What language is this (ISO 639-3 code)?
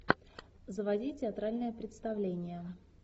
rus